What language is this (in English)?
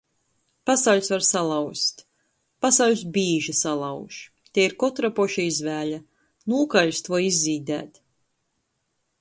Latgalian